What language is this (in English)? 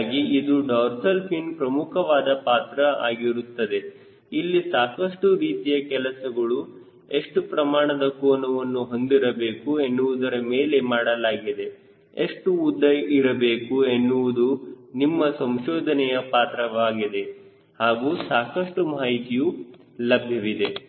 Kannada